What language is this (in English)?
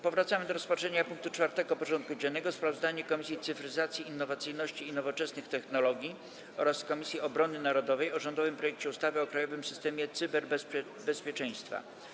Polish